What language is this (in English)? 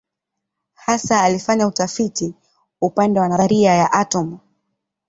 Swahili